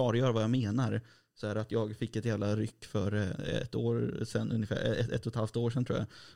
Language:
Swedish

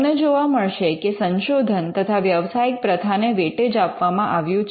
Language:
Gujarati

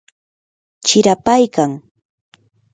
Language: Yanahuanca Pasco Quechua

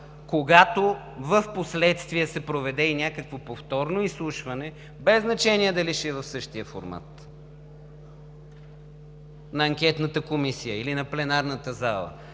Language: Bulgarian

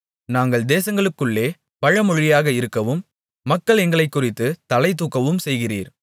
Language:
Tamil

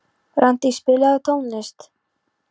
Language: Icelandic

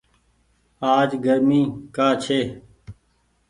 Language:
Goaria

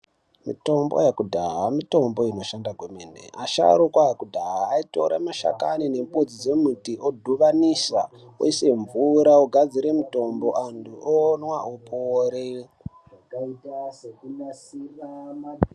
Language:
Ndau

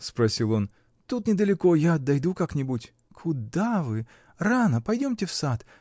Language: Russian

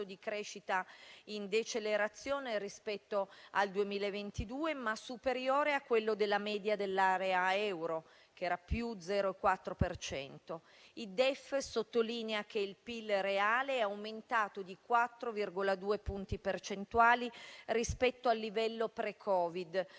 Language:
Italian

